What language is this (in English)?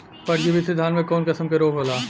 Bhojpuri